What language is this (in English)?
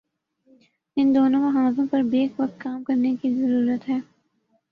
Urdu